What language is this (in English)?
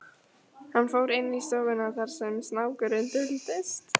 Icelandic